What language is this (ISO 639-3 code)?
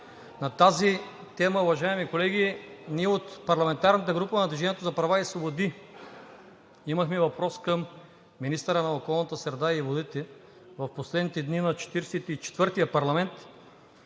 bul